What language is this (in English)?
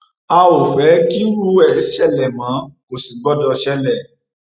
Yoruba